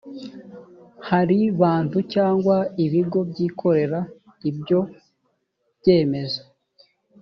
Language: Kinyarwanda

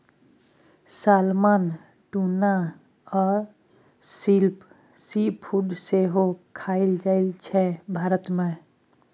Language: Maithili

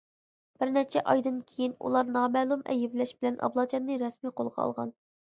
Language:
Uyghur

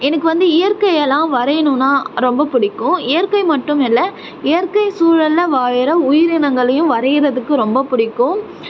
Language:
Tamil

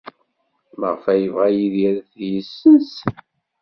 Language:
Kabyle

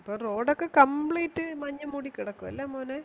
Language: Malayalam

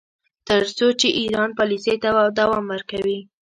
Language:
Pashto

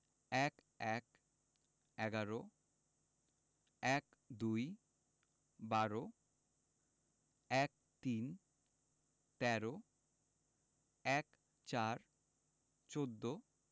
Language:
Bangla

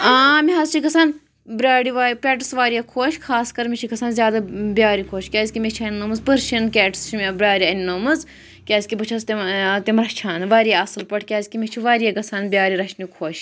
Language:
Kashmiri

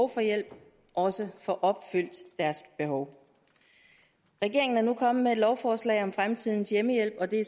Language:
Danish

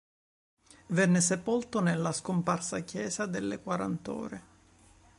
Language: Italian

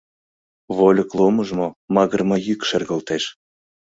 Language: Mari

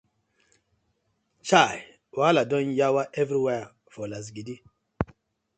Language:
Nigerian Pidgin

